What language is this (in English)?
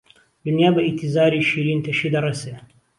Central Kurdish